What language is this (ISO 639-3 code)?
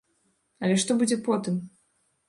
bel